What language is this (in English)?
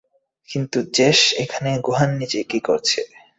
Bangla